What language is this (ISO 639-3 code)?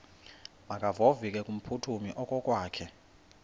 xho